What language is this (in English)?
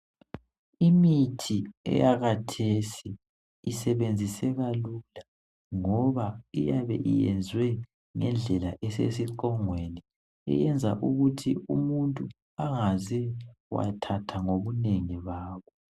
North Ndebele